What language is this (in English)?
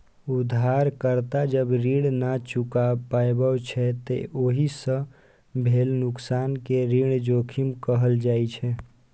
Maithili